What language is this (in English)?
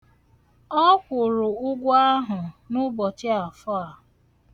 Igbo